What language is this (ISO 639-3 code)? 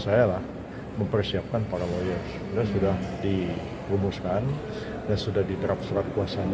ind